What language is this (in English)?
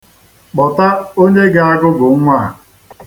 Igbo